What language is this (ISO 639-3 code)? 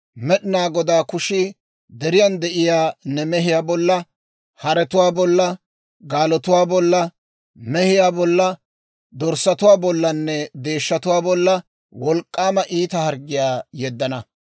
dwr